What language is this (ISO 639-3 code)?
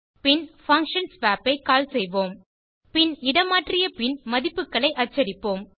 tam